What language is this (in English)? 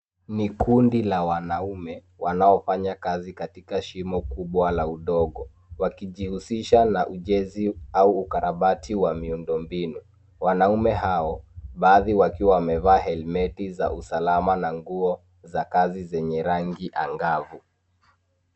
Swahili